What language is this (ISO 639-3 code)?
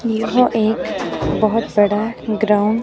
hin